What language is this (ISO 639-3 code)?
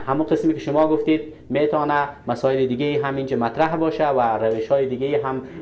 fas